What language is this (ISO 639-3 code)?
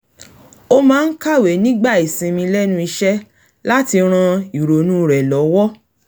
yor